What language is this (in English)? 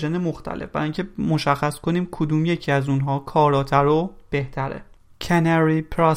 Persian